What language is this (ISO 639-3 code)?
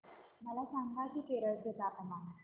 mar